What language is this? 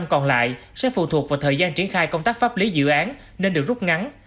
Vietnamese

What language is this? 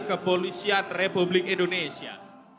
Indonesian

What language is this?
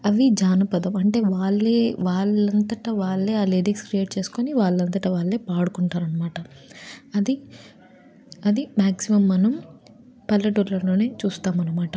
Telugu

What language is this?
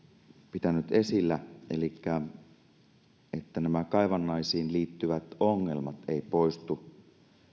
Finnish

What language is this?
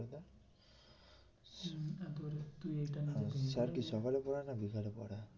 Bangla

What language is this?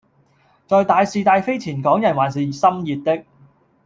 Cantonese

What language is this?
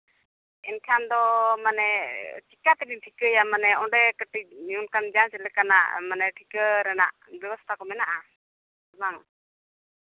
Santali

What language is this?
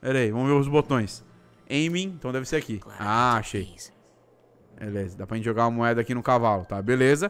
Portuguese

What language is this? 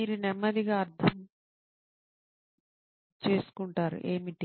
Telugu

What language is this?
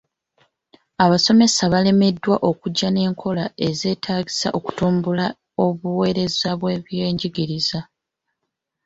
Ganda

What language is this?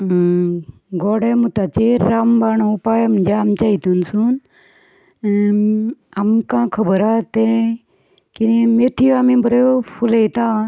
Konkani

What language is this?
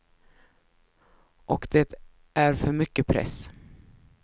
Swedish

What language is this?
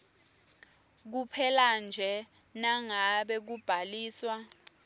Swati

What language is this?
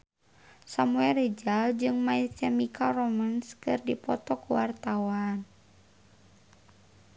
Sundanese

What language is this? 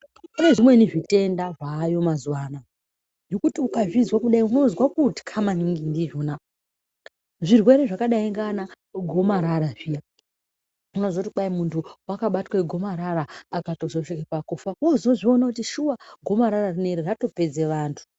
Ndau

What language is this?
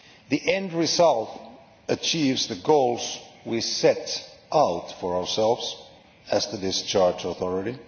English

